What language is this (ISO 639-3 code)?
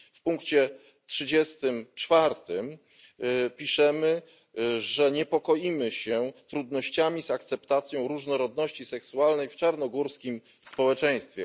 pol